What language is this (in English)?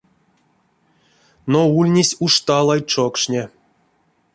Erzya